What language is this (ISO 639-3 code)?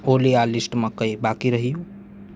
guj